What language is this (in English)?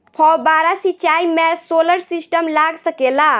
Bhojpuri